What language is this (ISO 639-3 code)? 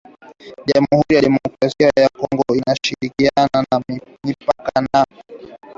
swa